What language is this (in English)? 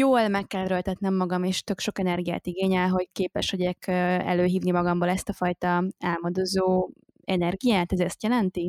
Hungarian